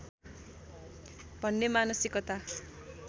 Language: Nepali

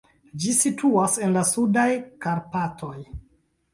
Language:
Esperanto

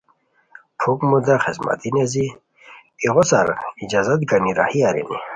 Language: Khowar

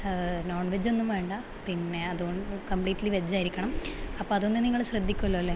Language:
Malayalam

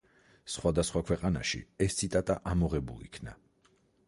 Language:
Georgian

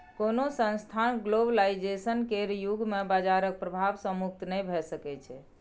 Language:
Maithili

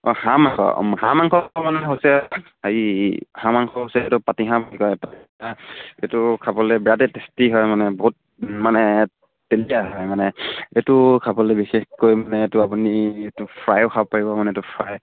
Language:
Assamese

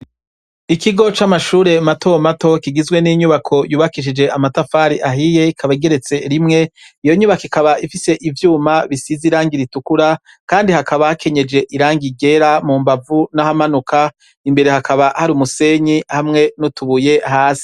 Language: Rundi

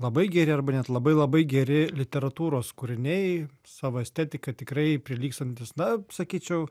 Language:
Lithuanian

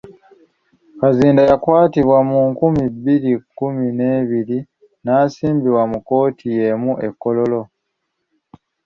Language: Ganda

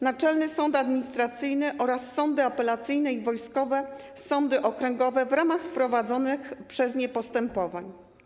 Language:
Polish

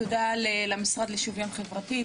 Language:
Hebrew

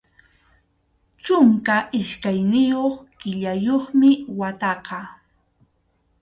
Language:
Arequipa-La Unión Quechua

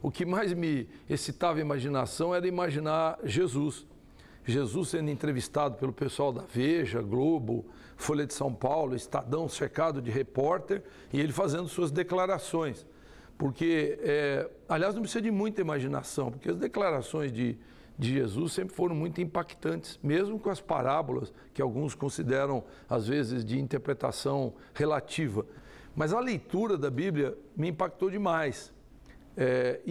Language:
Portuguese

